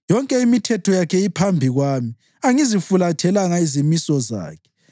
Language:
North Ndebele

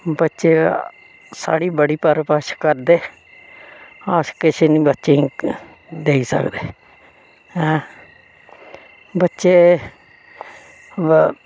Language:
Dogri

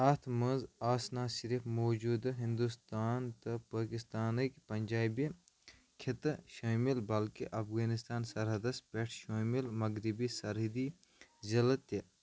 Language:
Kashmiri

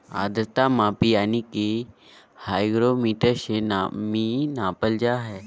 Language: Magahi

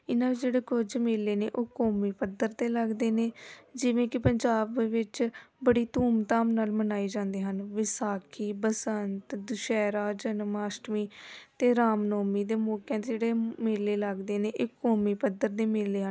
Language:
Punjabi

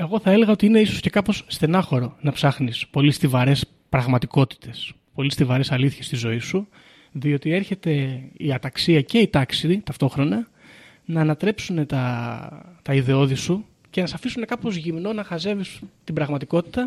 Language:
Greek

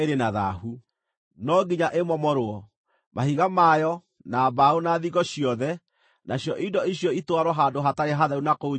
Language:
Kikuyu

